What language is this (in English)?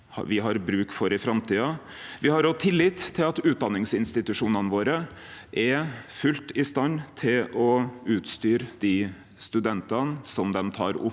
Norwegian